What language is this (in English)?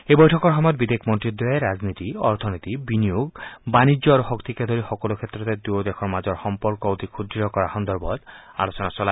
Assamese